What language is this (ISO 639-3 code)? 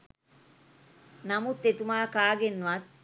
sin